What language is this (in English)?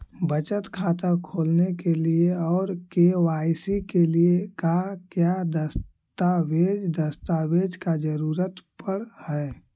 Magahi